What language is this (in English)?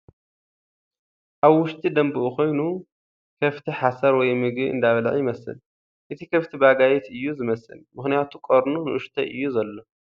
Tigrinya